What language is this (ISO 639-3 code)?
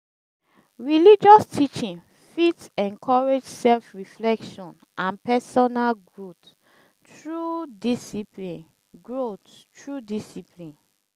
pcm